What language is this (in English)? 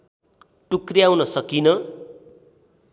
Nepali